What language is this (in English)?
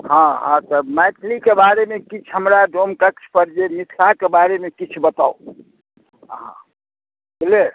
Maithili